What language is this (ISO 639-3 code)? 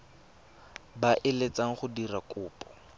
tsn